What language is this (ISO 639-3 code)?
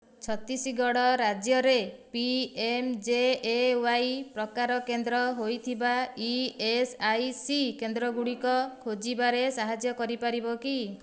ori